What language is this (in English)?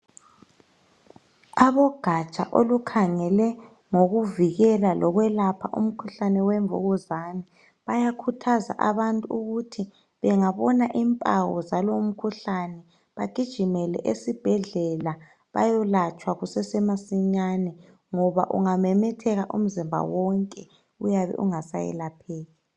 North Ndebele